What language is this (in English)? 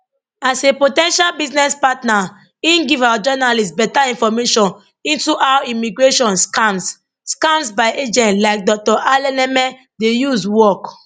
Nigerian Pidgin